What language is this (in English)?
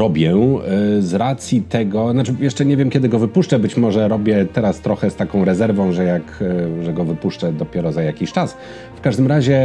Polish